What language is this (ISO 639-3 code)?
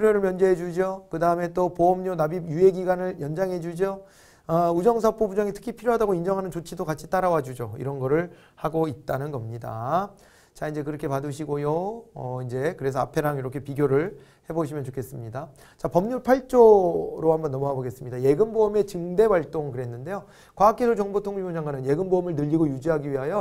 kor